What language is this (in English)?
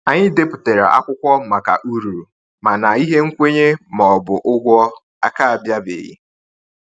Igbo